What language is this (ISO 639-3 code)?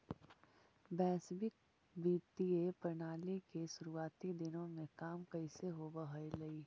mag